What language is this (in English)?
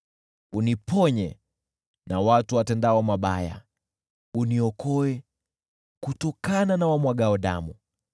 Swahili